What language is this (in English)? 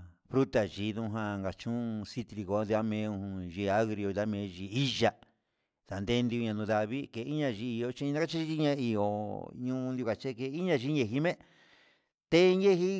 Huitepec Mixtec